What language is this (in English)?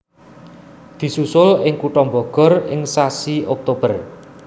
Javanese